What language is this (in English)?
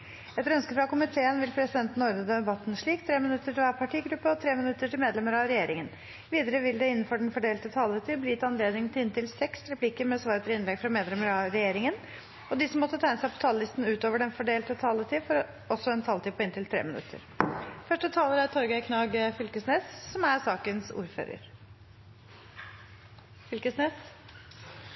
Norwegian